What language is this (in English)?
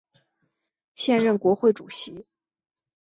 Chinese